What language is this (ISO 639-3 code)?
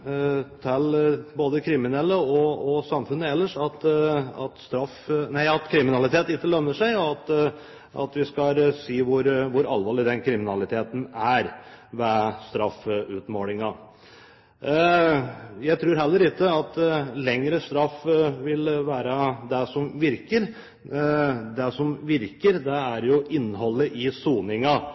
nob